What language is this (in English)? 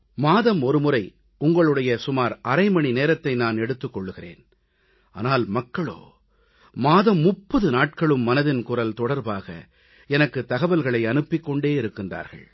Tamil